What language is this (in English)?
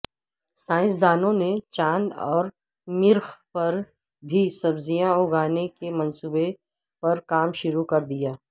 Urdu